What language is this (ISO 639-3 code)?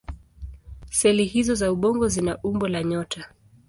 swa